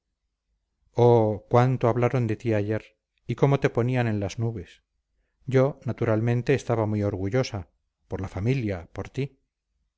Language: Spanish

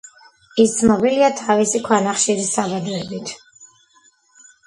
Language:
Georgian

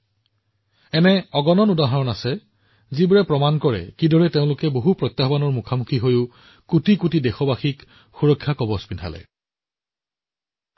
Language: Assamese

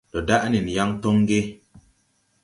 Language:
Tupuri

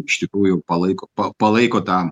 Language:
Lithuanian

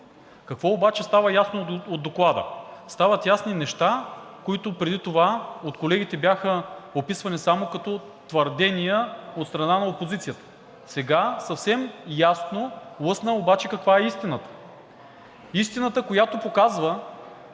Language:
Bulgarian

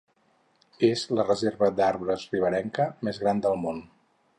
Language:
Catalan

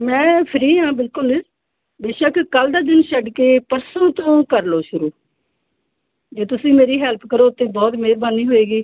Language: Punjabi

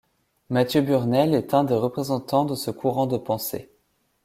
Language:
French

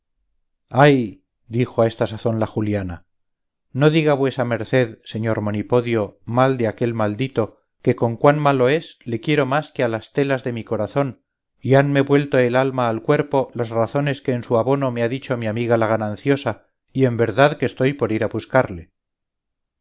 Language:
Spanish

